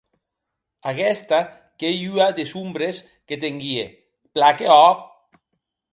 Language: Occitan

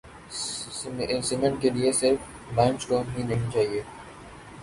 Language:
Urdu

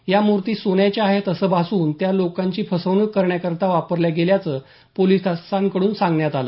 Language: Marathi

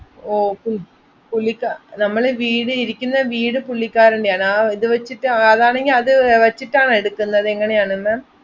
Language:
Malayalam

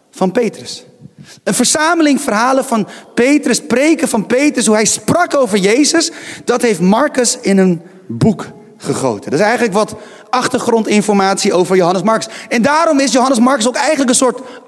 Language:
Dutch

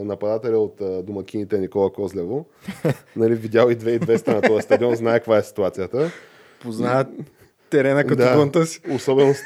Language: Bulgarian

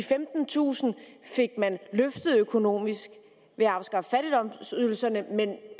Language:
Danish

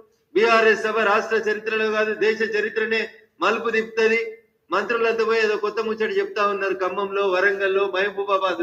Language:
Hindi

